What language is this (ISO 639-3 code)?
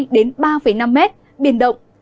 vie